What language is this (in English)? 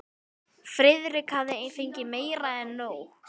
Icelandic